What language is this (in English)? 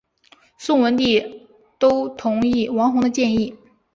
Chinese